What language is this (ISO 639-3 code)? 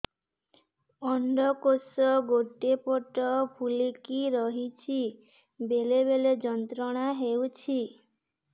ori